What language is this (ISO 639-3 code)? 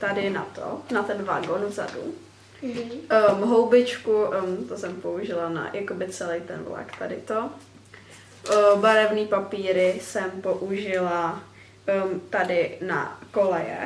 ces